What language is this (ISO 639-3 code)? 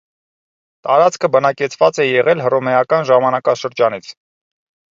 hye